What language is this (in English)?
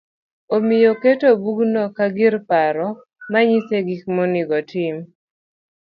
Luo (Kenya and Tanzania)